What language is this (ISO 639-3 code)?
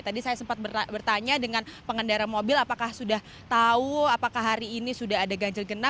ind